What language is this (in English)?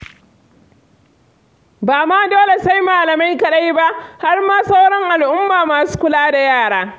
Hausa